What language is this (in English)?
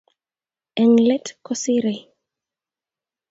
Kalenjin